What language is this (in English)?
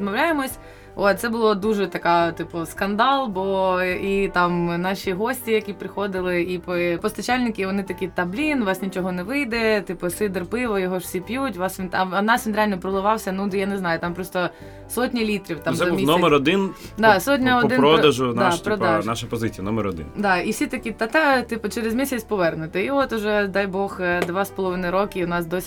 Ukrainian